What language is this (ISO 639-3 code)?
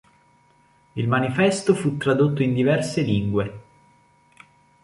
ita